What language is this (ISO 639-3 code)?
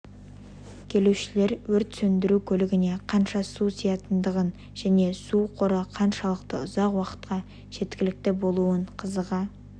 kaz